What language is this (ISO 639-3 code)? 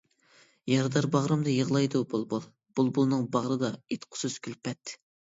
uig